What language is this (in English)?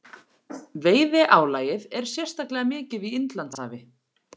Icelandic